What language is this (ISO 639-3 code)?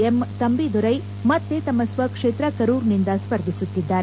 kan